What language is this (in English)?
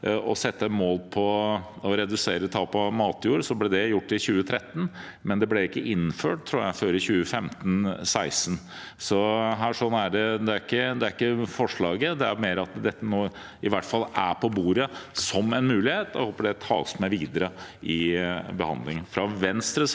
Norwegian